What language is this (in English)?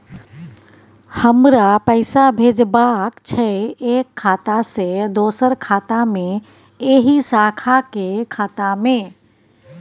Maithili